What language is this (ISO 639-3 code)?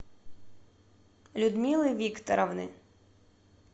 rus